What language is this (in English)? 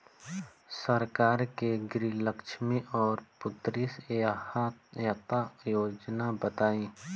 Bhojpuri